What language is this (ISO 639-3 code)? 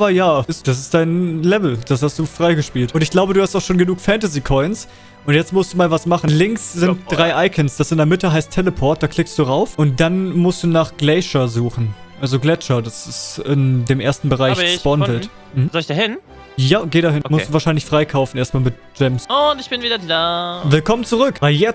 deu